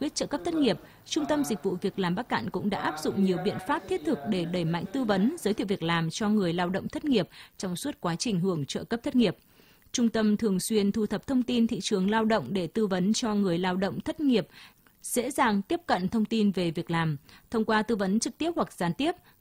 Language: Vietnamese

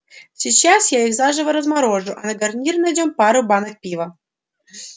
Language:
Russian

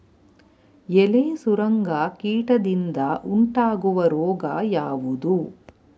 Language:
Kannada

